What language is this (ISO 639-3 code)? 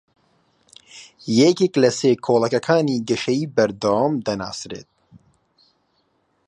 ckb